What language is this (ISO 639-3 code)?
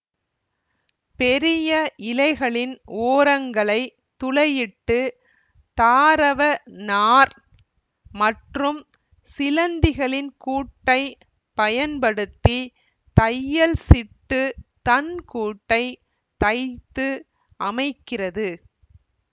tam